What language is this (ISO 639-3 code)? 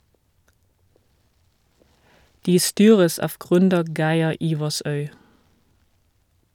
nor